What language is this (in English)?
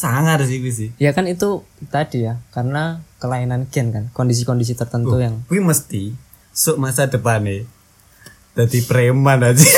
Indonesian